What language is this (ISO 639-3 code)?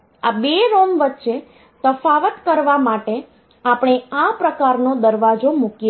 guj